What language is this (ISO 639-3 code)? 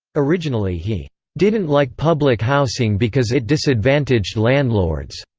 eng